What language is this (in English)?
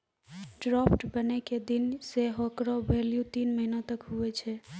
Maithili